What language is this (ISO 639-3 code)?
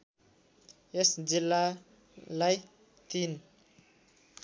nep